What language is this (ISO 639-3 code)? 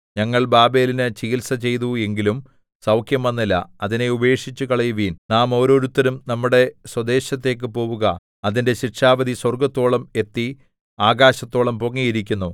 mal